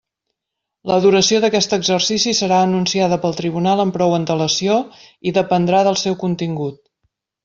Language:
Catalan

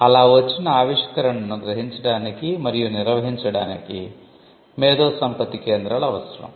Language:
Telugu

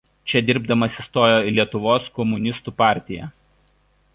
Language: Lithuanian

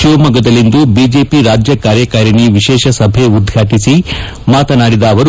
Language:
Kannada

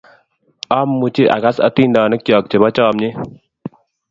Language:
Kalenjin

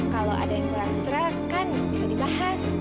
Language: Indonesian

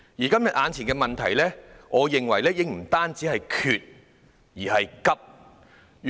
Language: Cantonese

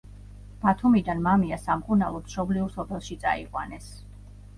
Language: Georgian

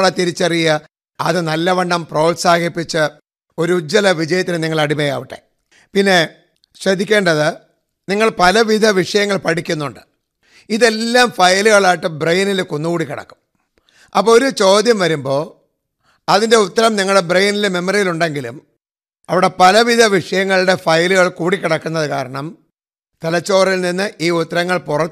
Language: Malayalam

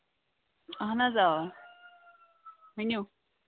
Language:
Kashmiri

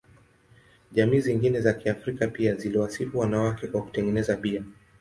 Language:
Swahili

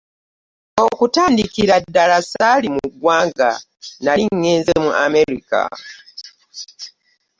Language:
Ganda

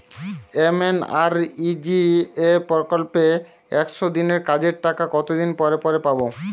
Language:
Bangla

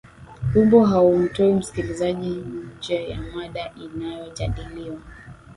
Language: Swahili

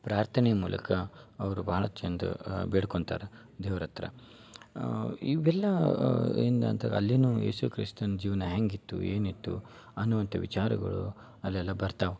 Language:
Kannada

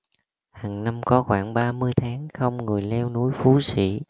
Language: Vietnamese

